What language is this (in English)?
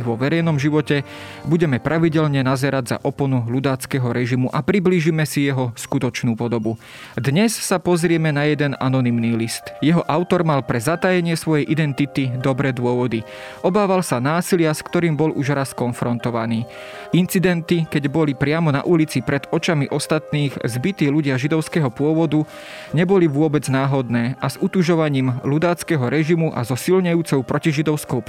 Slovak